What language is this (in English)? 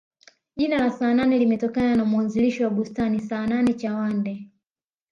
Swahili